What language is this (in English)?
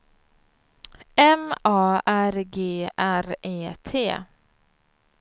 Swedish